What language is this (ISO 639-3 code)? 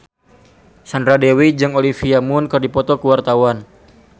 sun